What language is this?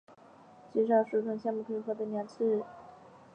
Chinese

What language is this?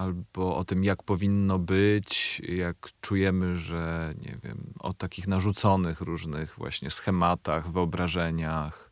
Polish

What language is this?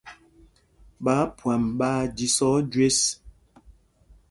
Mpumpong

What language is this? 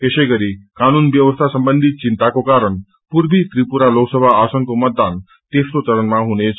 Nepali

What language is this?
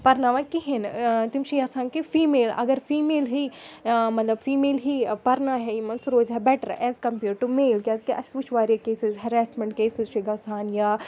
Kashmiri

